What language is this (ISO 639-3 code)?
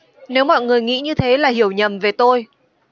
vie